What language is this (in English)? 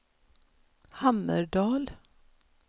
Swedish